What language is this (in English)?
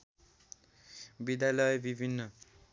Nepali